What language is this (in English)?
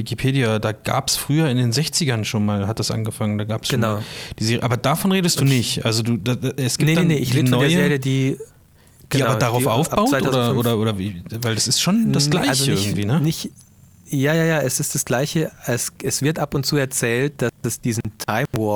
German